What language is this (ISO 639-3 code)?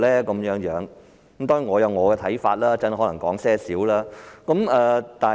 yue